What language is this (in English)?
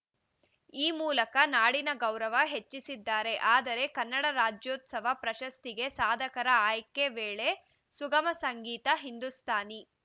Kannada